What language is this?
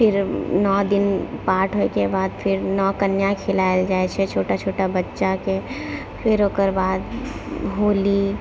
Maithili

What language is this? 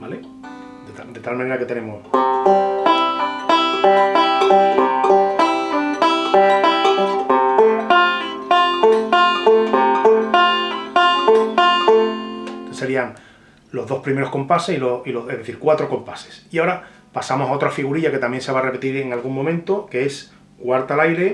Spanish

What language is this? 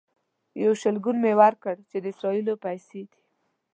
Pashto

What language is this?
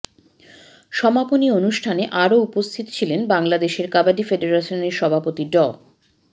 Bangla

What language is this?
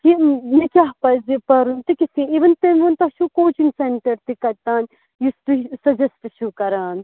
Kashmiri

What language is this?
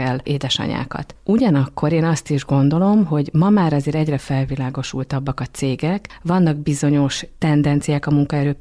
Hungarian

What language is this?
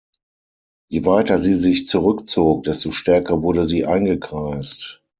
German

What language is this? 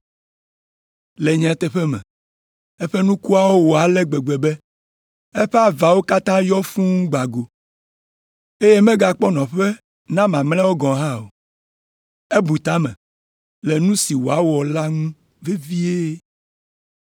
Ewe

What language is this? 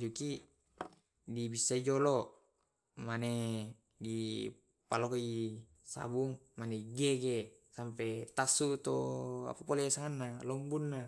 Tae'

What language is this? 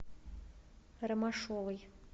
Russian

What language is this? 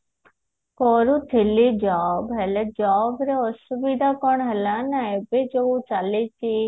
Odia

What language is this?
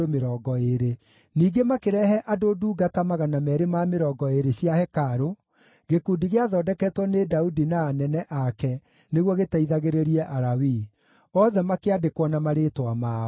Kikuyu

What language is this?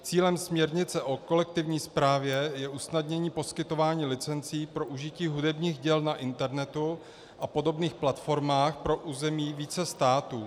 Czech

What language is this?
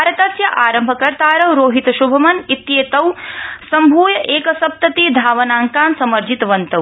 Sanskrit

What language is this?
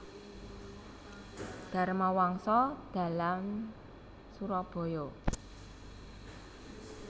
Javanese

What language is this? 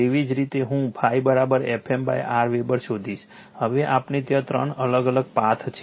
Gujarati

